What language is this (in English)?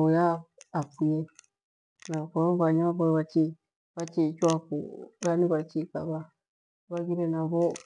Gweno